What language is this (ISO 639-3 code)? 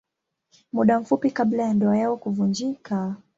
swa